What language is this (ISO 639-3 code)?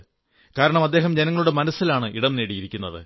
mal